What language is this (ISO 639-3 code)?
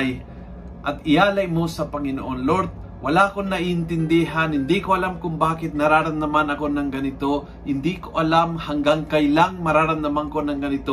fil